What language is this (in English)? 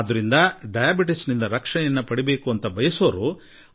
Kannada